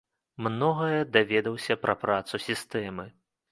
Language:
Belarusian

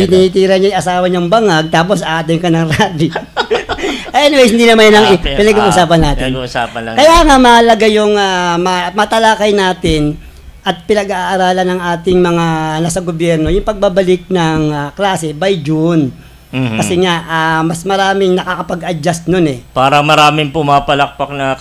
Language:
Filipino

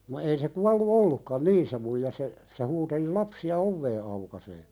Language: Finnish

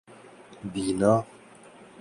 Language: Urdu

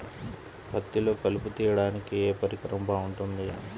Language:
Telugu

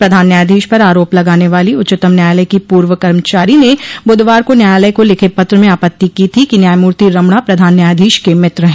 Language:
Hindi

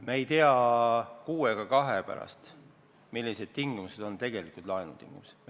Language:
Estonian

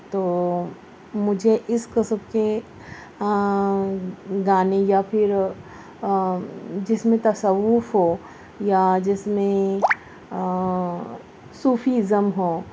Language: Urdu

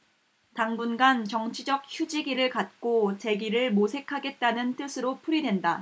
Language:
Korean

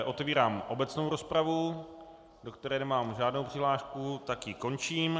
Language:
Czech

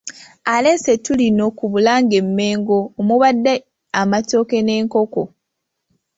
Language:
Ganda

